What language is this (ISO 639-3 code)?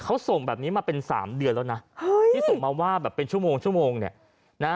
tha